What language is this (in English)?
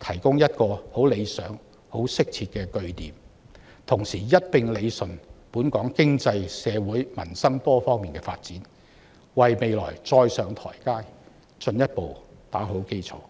Cantonese